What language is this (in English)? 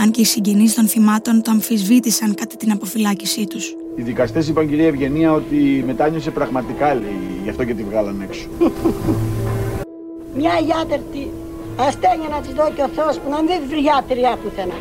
Greek